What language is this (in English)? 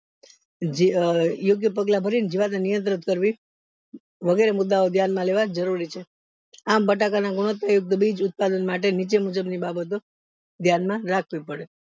Gujarati